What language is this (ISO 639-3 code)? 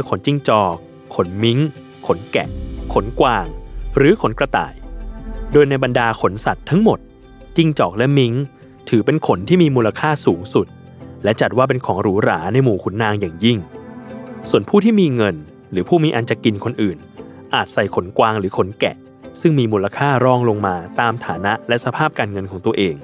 tha